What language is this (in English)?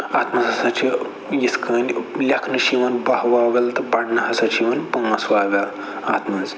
Kashmiri